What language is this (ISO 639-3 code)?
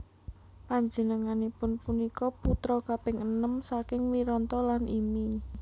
jav